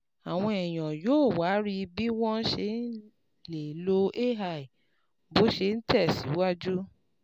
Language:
Yoruba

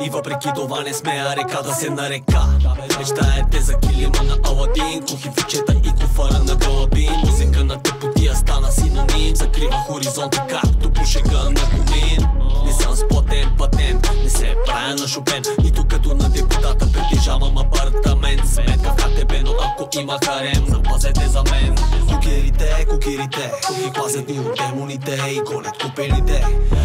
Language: Dutch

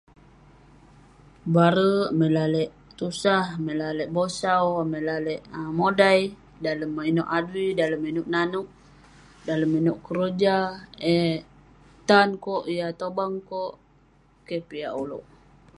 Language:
Western Penan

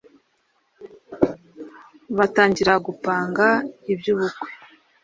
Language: Kinyarwanda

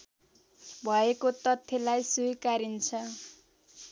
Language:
Nepali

